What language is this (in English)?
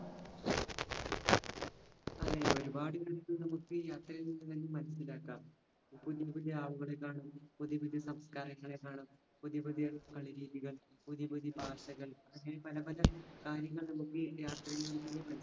Malayalam